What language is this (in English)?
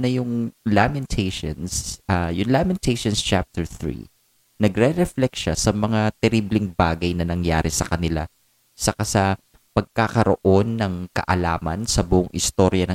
Filipino